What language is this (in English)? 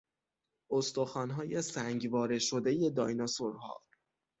Persian